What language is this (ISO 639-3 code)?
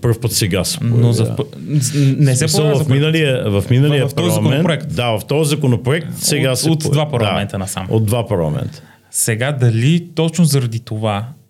bul